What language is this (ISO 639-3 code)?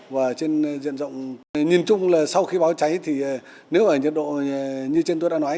vie